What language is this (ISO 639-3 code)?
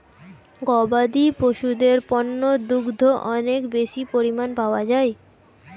ben